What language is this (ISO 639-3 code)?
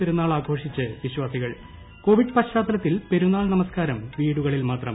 mal